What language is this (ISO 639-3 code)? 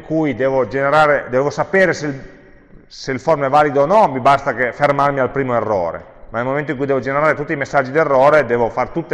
ita